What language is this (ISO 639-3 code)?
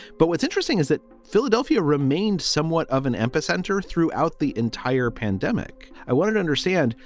eng